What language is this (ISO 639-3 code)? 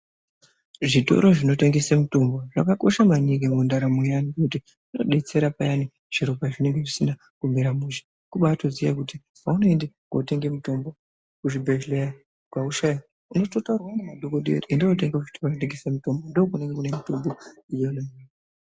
ndc